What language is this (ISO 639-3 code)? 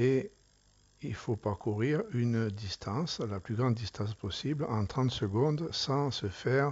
fra